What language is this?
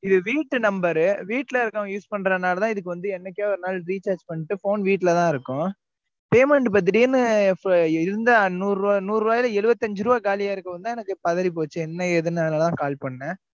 Tamil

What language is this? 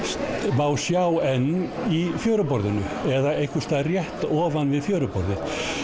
Icelandic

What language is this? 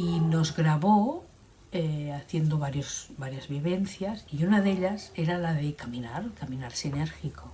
Spanish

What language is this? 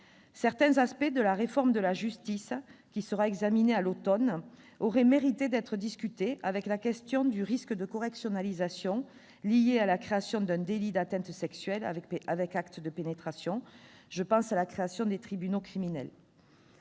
French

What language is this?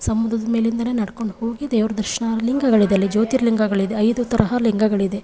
Kannada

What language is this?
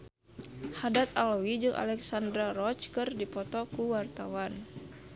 Sundanese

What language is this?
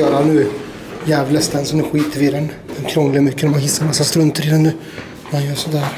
Swedish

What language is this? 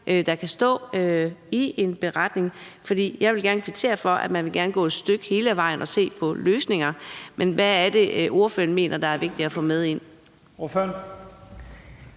Danish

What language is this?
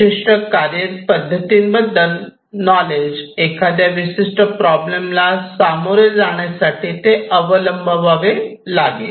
Marathi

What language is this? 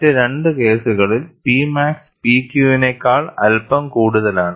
Malayalam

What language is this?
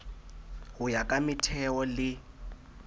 Southern Sotho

